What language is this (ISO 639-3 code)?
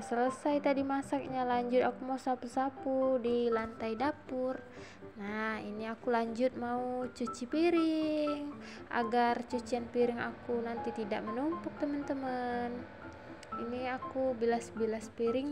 ind